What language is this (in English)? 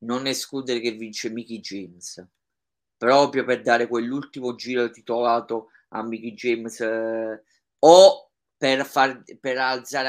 Italian